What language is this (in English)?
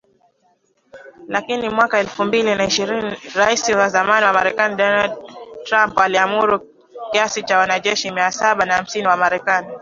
Swahili